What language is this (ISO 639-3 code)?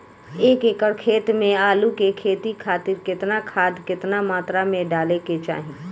bho